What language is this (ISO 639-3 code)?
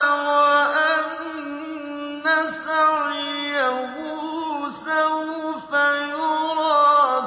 ara